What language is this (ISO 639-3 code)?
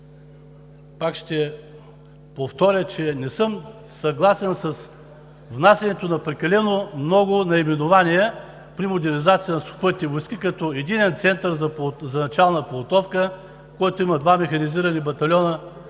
bul